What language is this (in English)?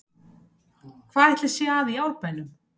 Icelandic